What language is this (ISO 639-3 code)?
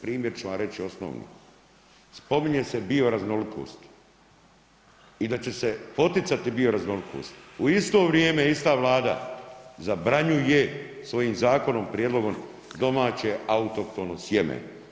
hrv